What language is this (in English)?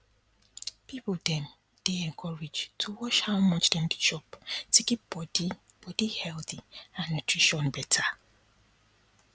Nigerian Pidgin